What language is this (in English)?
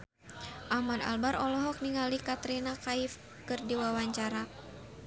Sundanese